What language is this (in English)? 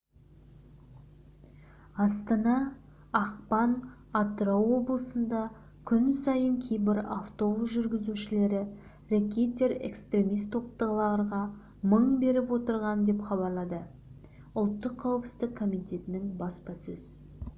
Kazakh